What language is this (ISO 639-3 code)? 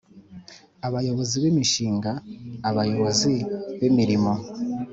kin